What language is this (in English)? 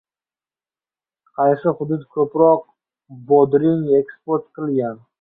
Uzbek